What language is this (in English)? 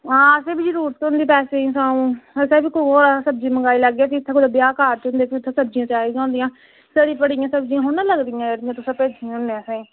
Dogri